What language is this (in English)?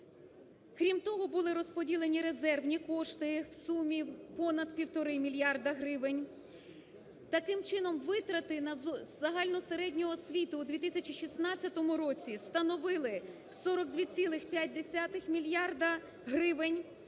Ukrainian